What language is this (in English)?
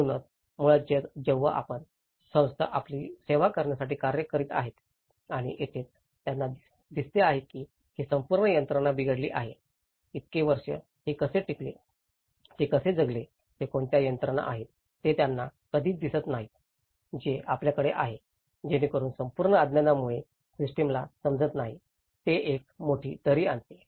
Marathi